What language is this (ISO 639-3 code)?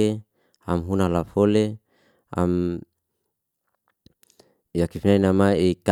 ste